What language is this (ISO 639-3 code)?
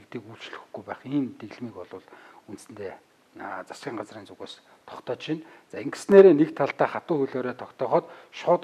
nld